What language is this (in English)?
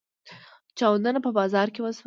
Pashto